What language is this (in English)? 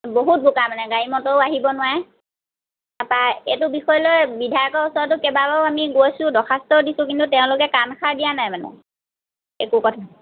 Assamese